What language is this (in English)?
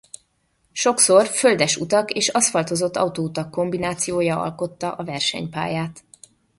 Hungarian